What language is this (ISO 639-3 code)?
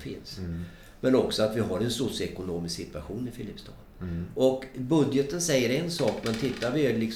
swe